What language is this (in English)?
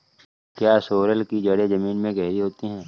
Hindi